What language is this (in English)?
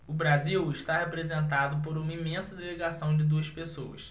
Portuguese